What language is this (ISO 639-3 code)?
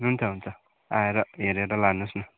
nep